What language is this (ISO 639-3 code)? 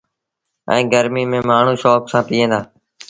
sbn